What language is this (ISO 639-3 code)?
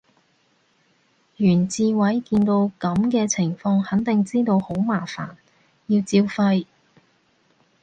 yue